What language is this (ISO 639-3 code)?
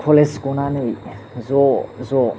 brx